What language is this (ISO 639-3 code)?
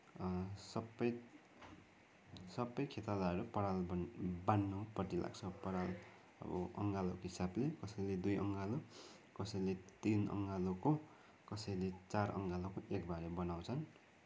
nep